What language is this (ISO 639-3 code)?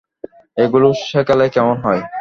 ben